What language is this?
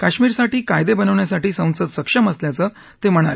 Marathi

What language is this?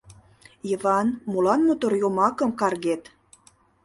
Mari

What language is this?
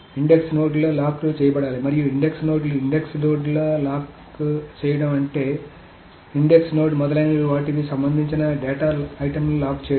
Telugu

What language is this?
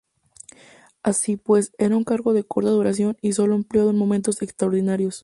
Spanish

